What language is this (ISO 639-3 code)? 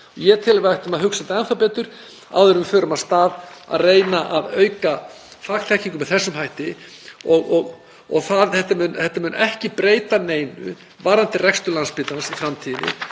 isl